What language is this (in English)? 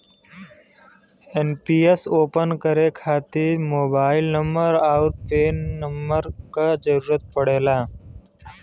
Bhojpuri